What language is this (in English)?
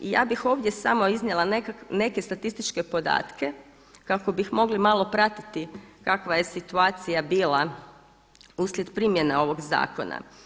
Croatian